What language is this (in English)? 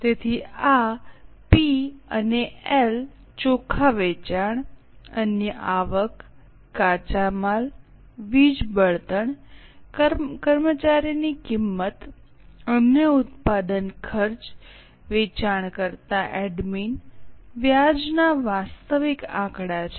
Gujarati